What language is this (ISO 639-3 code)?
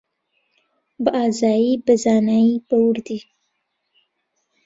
ckb